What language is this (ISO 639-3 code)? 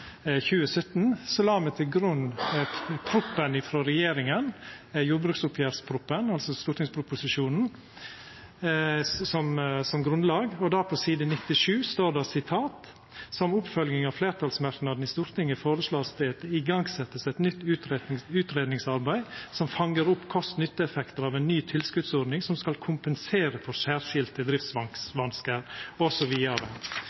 nno